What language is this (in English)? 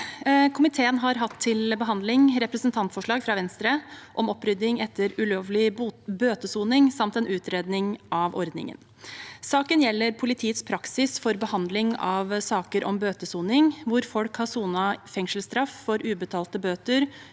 Norwegian